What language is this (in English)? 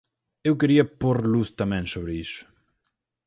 Galician